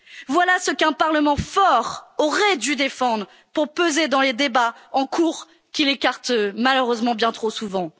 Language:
French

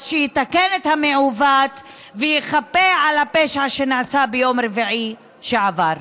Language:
Hebrew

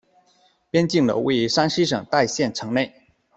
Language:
Chinese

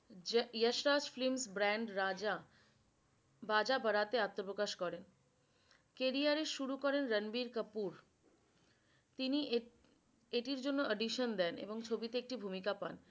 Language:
Bangla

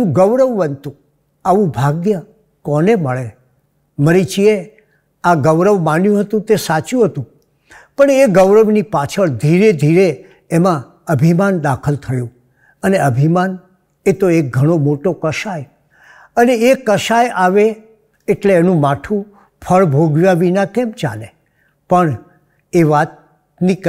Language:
Gujarati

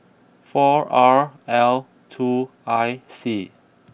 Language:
English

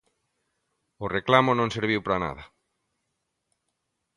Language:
Galician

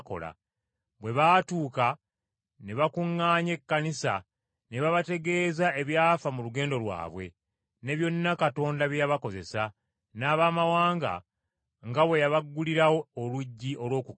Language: Ganda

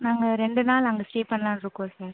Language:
Tamil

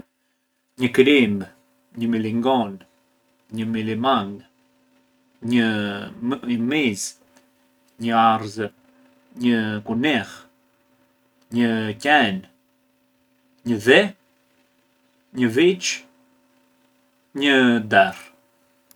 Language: Arbëreshë Albanian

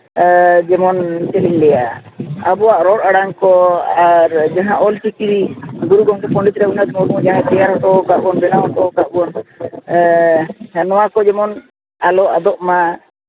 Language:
Santali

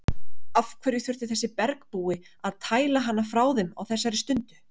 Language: Icelandic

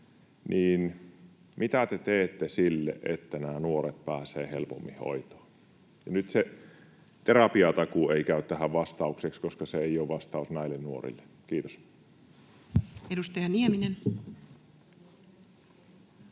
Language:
Finnish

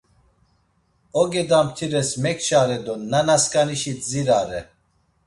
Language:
Laz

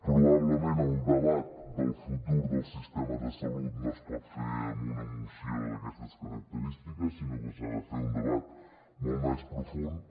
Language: Catalan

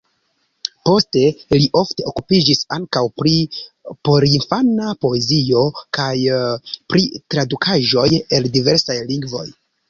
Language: Esperanto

